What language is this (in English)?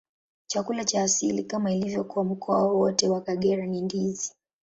Swahili